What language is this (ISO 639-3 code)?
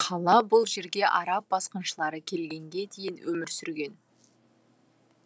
kaz